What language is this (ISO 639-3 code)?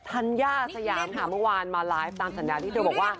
tha